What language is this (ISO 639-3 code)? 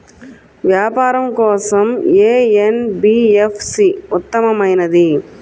tel